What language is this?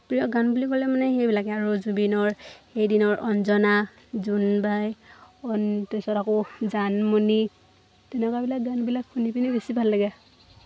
Assamese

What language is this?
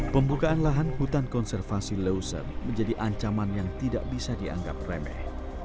Indonesian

